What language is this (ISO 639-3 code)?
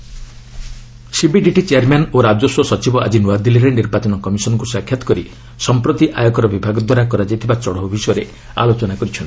ori